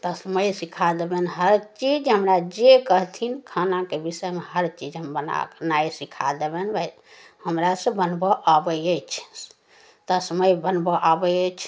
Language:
Maithili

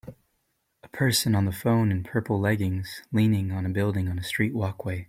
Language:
English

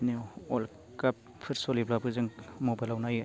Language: Bodo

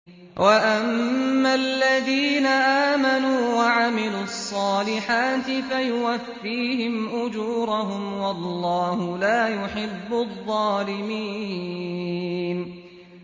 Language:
Arabic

